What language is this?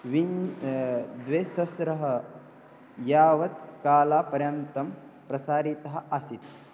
Sanskrit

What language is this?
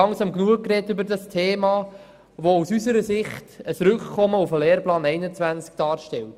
Swiss German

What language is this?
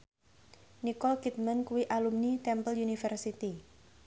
Javanese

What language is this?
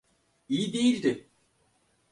Turkish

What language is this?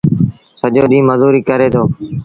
Sindhi Bhil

